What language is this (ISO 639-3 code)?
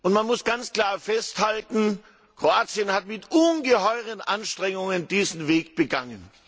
deu